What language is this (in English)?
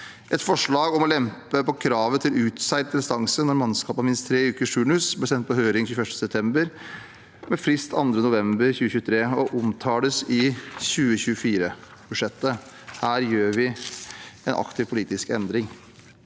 Norwegian